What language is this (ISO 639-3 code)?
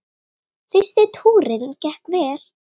isl